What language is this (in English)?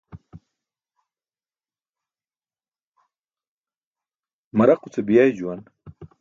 Burushaski